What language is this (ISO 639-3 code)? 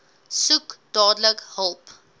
afr